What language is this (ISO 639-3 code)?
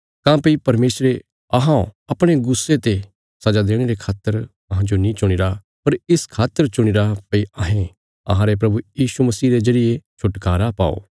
kfs